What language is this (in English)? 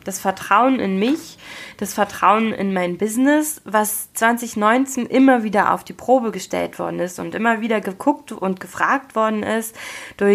German